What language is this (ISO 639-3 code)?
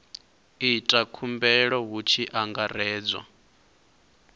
ven